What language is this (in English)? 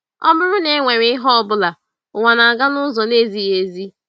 Igbo